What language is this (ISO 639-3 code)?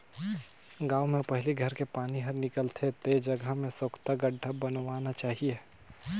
hne